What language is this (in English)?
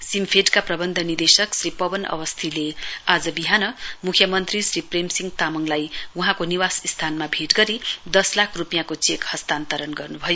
Nepali